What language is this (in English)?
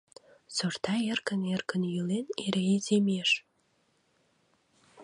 Mari